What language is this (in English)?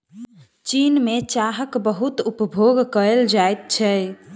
Maithili